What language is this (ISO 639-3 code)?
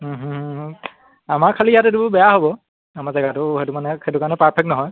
asm